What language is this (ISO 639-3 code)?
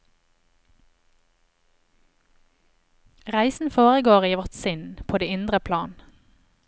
nor